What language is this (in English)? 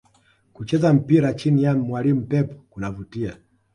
Swahili